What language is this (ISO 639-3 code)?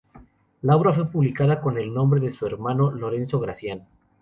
spa